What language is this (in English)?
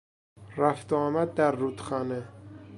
Persian